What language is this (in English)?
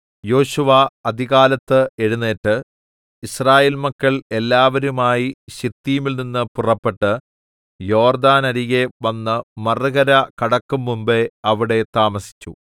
Malayalam